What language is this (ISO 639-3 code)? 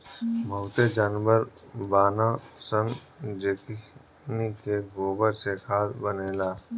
bho